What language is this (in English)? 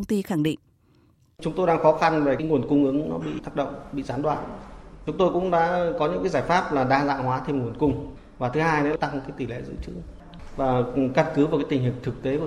Vietnamese